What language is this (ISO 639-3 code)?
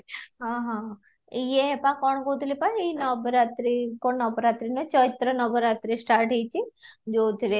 ori